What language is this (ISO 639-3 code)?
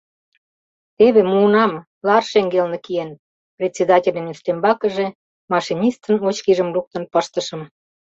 chm